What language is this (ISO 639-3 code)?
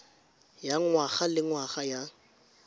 tsn